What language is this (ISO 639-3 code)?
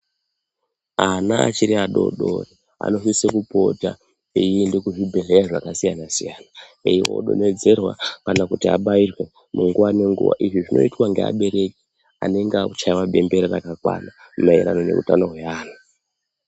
ndc